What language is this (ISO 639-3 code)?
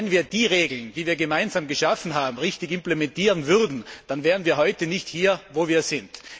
deu